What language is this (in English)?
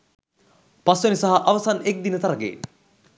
Sinhala